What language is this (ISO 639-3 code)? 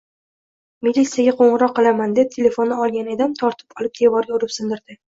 uzb